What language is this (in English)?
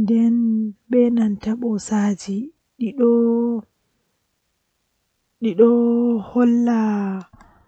Western Niger Fulfulde